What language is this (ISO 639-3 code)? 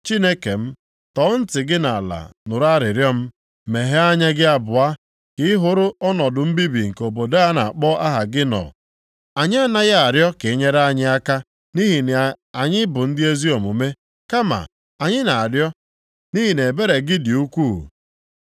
ibo